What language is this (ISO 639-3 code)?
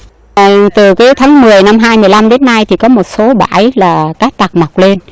vie